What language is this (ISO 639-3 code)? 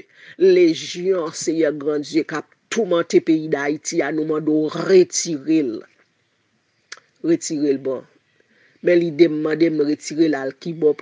fra